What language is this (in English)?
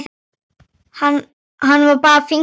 Icelandic